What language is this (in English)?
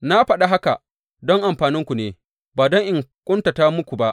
Hausa